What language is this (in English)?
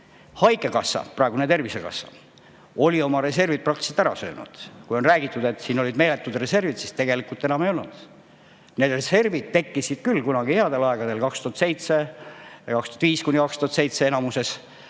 Estonian